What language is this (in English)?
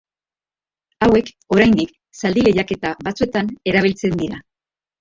Basque